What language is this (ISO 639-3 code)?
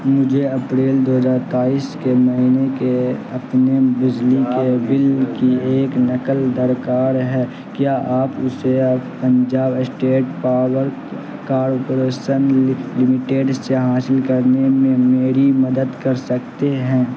urd